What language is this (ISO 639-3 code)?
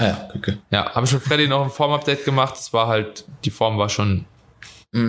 deu